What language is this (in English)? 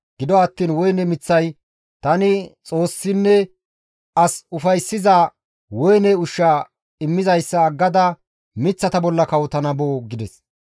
Gamo